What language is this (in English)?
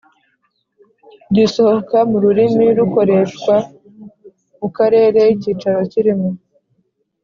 Kinyarwanda